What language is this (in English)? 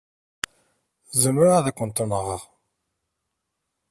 Kabyle